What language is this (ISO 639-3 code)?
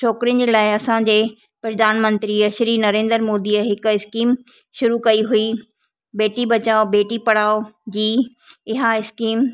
snd